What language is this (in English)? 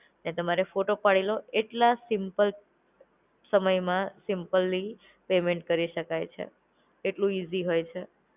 Gujarati